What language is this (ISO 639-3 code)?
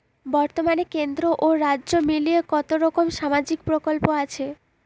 ben